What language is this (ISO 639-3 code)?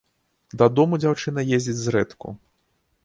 bel